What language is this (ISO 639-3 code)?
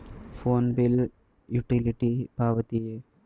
kan